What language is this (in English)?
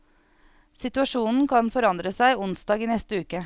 Norwegian